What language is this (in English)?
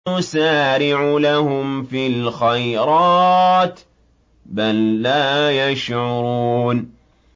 Arabic